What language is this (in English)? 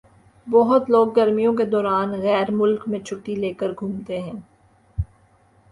Urdu